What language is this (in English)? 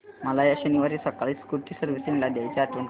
Marathi